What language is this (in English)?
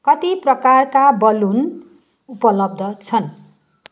Nepali